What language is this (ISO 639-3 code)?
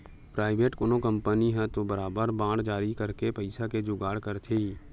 hne